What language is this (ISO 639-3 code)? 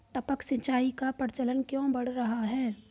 hin